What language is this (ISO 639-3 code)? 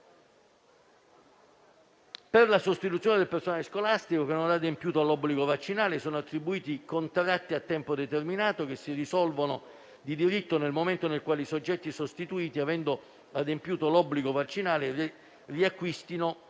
ita